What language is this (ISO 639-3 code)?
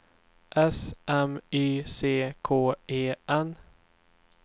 swe